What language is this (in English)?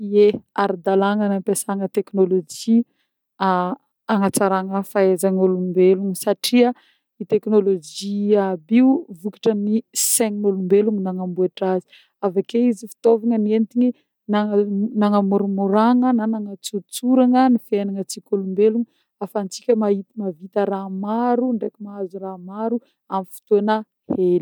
Northern Betsimisaraka Malagasy